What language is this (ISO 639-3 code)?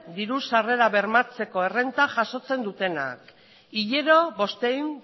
eus